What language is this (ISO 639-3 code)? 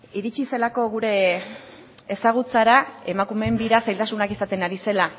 eus